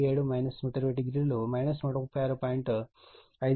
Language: Telugu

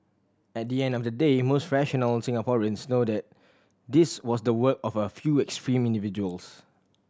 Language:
English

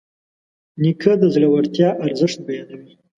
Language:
Pashto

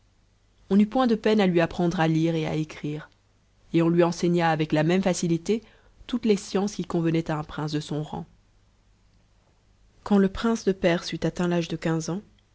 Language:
French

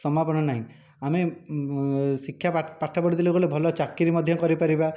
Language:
Odia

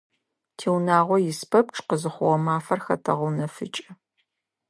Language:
Adyghe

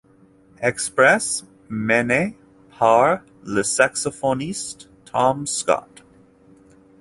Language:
French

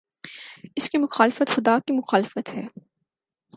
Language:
Urdu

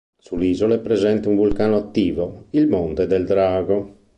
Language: Italian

